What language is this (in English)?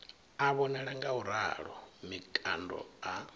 Venda